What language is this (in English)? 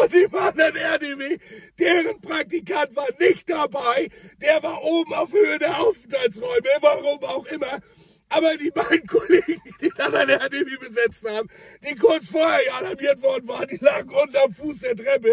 German